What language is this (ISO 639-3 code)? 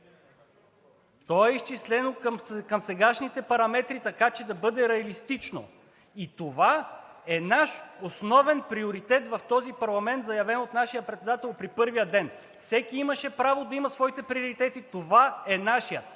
bul